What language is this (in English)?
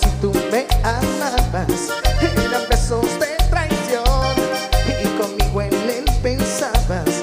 Spanish